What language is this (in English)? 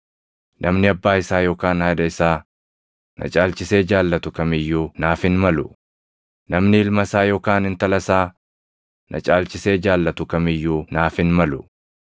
Oromo